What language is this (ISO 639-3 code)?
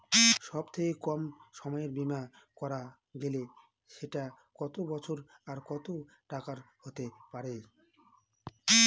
ben